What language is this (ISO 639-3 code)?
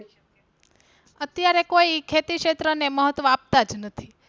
guj